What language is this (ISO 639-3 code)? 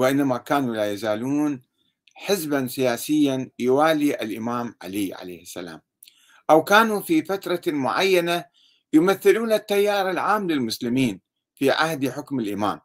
ara